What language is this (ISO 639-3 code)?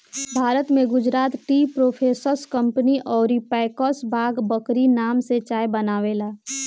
bho